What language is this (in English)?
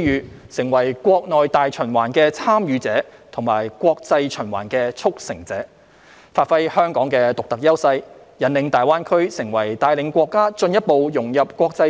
Cantonese